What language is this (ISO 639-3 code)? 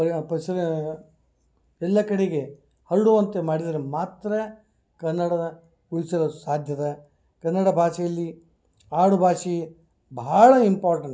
kan